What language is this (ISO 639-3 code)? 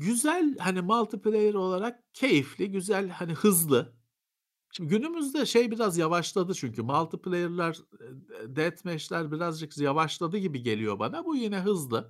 tur